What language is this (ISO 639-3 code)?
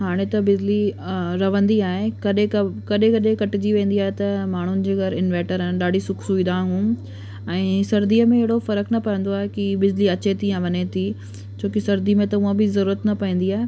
snd